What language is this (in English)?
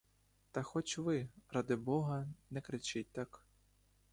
Ukrainian